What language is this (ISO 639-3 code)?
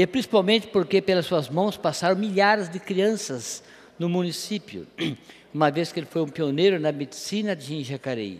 por